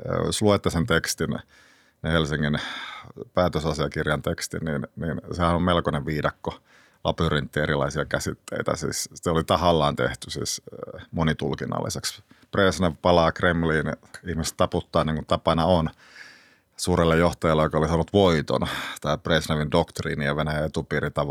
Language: Finnish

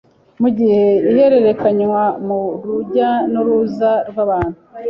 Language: Kinyarwanda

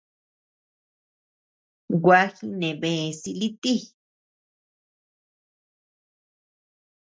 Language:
Tepeuxila Cuicatec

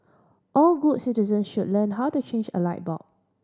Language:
English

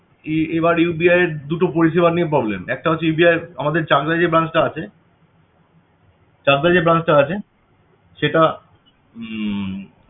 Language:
Bangla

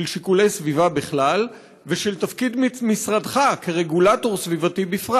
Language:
Hebrew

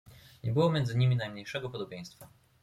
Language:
Polish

